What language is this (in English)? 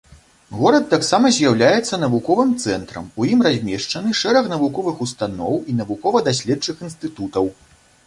Belarusian